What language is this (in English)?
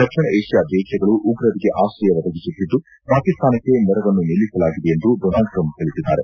Kannada